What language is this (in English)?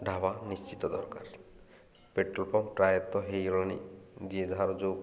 Odia